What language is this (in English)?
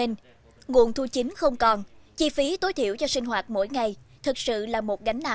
Vietnamese